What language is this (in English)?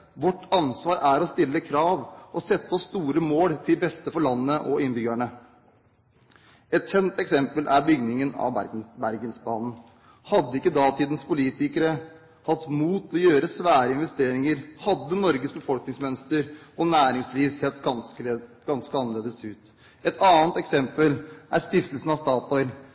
Norwegian Bokmål